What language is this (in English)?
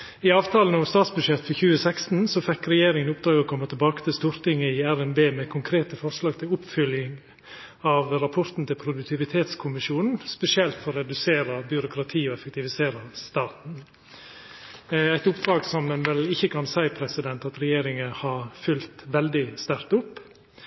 Norwegian Nynorsk